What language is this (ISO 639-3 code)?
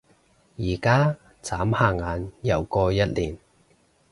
yue